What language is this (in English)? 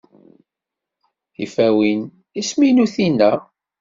Kabyle